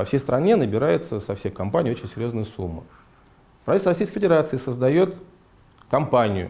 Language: Russian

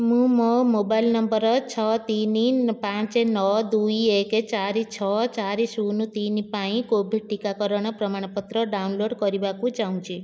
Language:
Odia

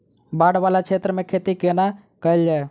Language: Maithili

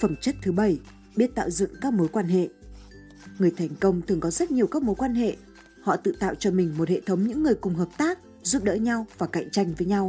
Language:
Vietnamese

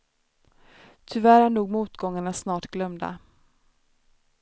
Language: Swedish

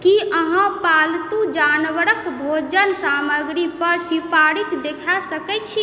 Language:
Maithili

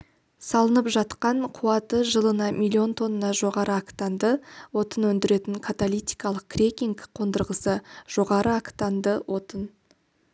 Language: Kazakh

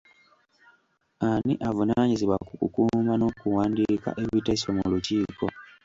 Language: Ganda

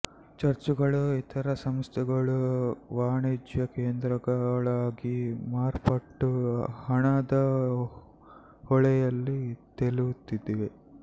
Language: Kannada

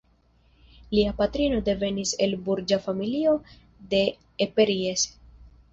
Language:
Esperanto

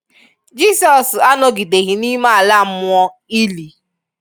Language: Igbo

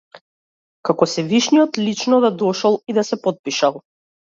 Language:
Macedonian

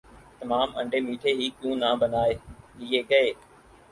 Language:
Urdu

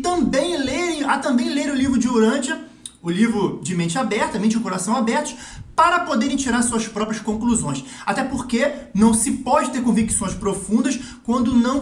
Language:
Portuguese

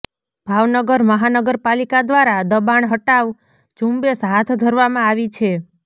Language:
Gujarati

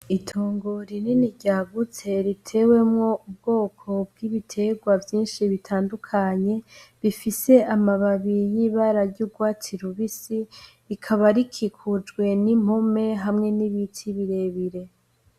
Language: Rundi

